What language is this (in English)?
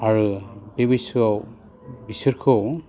Bodo